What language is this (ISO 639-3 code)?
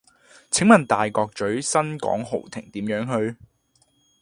yue